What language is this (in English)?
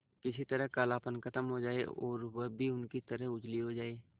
Hindi